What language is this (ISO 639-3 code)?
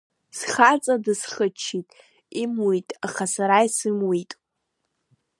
abk